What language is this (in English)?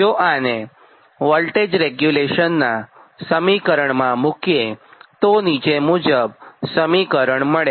Gujarati